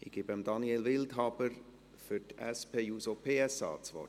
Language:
Swiss German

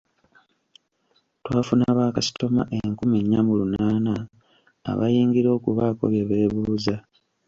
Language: Ganda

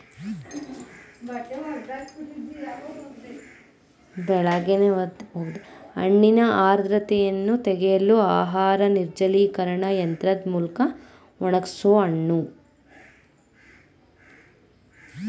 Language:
Kannada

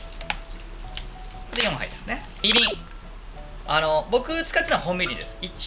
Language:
Japanese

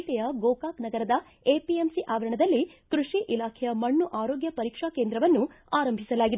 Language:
Kannada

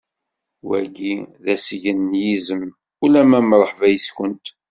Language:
Kabyle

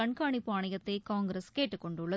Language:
Tamil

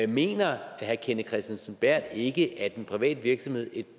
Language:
Danish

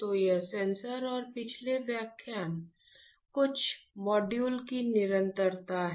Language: Hindi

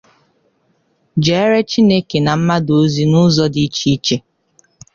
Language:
Igbo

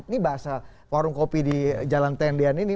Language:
Indonesian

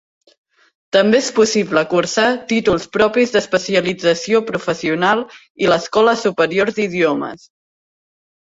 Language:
Catalan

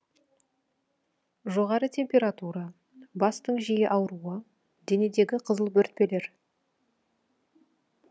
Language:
Kazakh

